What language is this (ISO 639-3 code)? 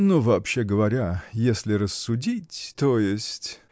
rus